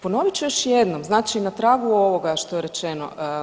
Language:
Croatian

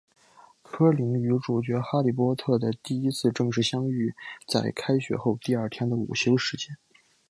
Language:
Chinese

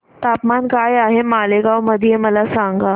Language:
Marathi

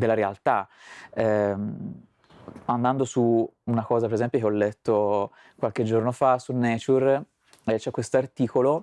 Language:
Italian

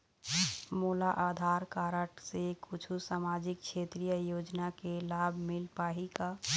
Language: Chhattisgarhi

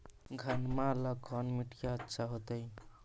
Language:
Magahi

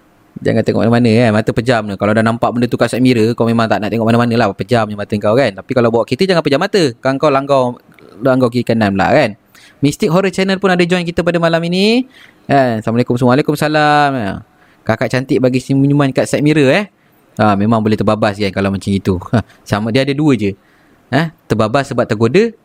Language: Malay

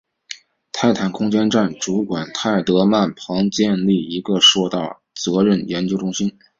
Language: Chinese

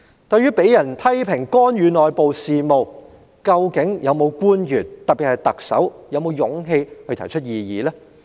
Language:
Cantonese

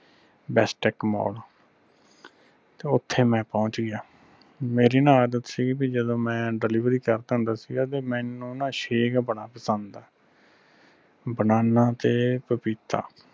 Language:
Punjabi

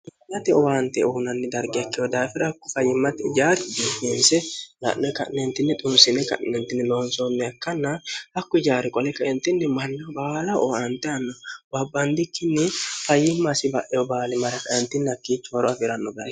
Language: Sidamo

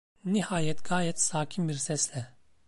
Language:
Turkish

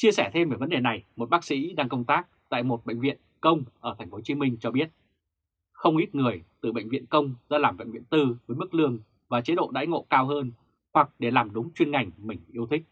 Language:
Vietnamese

